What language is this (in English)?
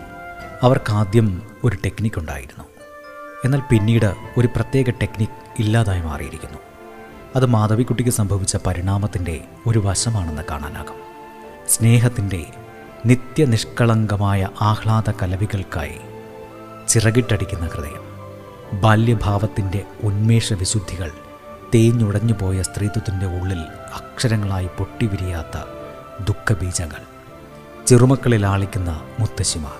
Malayalam